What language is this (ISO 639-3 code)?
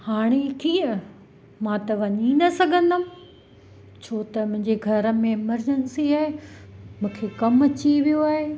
snd